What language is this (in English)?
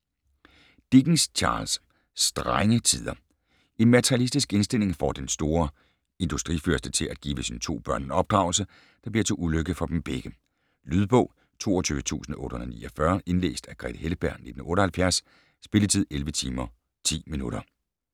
Danish